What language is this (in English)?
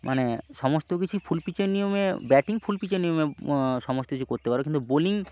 Bangla